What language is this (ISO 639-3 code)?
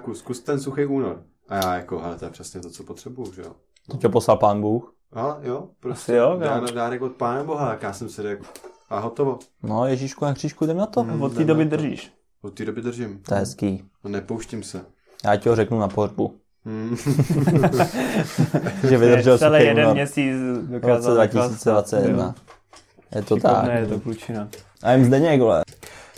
ces